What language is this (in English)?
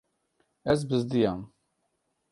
Kurdish